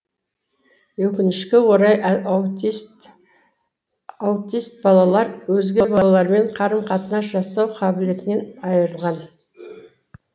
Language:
Kazakh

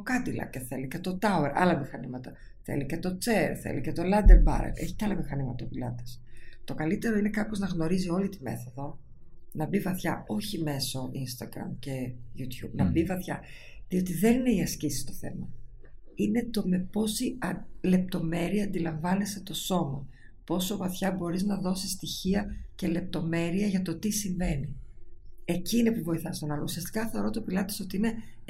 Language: Greek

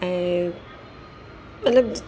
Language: Sindhi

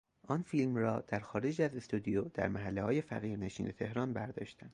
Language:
Persian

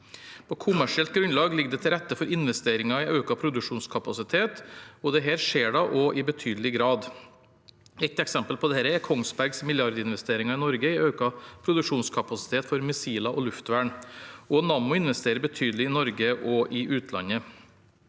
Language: Norwegian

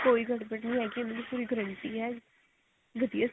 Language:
Punjabi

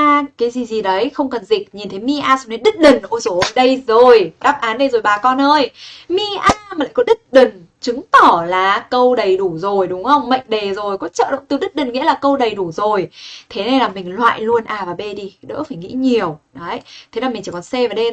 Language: Vietnamese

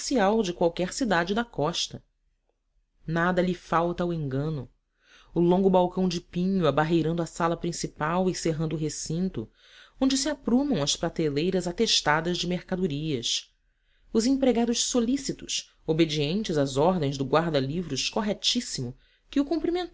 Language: Portuguese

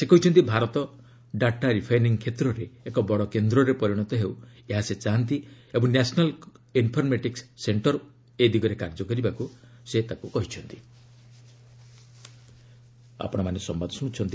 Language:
Odia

